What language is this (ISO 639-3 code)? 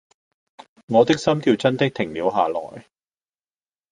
yue